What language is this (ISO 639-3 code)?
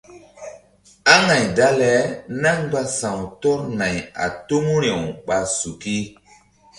mdd